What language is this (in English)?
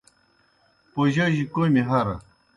Kohistani Shina